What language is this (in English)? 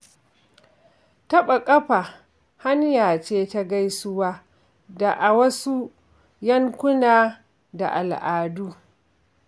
Hausa